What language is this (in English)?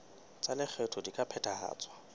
Southern Sotho